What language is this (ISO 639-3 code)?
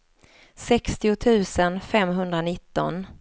swe